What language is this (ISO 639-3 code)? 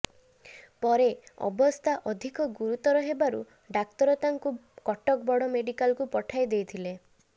ori